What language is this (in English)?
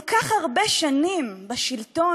Hebrew